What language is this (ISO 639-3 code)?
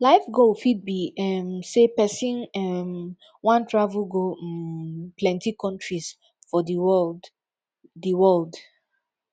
pcm